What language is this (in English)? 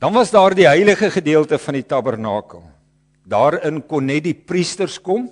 Dutch